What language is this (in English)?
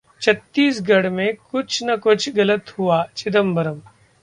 Hindi